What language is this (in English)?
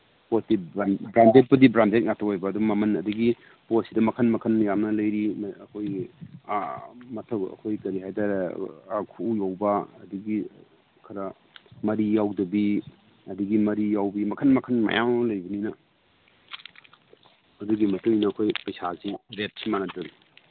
Manipuri